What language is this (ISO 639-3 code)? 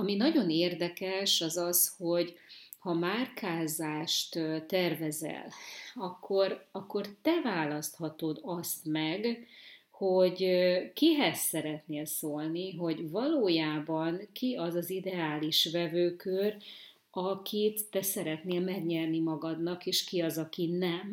hun